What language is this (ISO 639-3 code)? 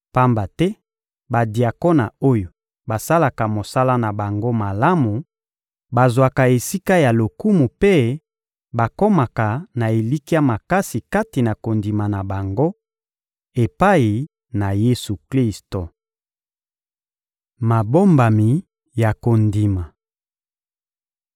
lin